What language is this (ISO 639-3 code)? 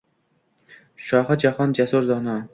uzb